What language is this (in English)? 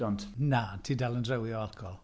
Welsh